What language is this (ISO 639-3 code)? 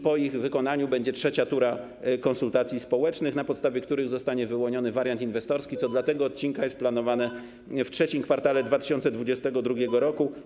pol